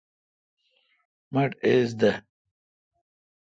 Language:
Kalkoti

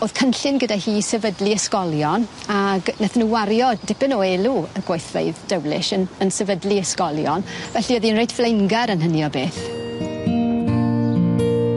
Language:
Welsh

